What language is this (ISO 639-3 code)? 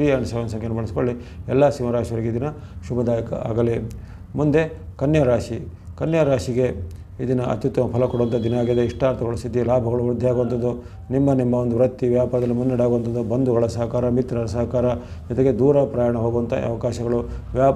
kor